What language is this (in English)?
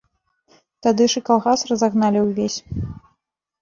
Belarusian